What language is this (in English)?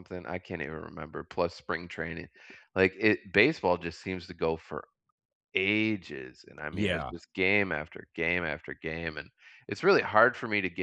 English